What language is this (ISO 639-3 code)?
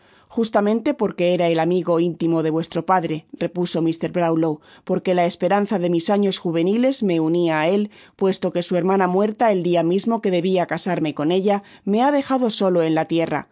spa